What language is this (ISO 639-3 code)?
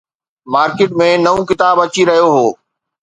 snd